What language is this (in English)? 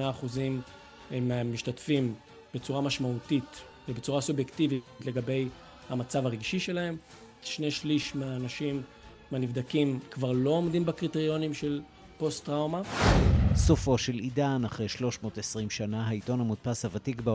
Hebrew